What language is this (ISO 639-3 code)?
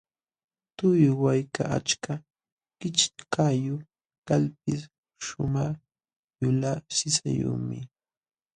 qxw